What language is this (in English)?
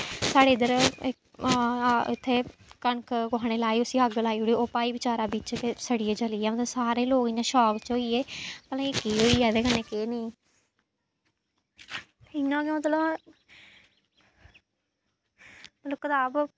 Dogri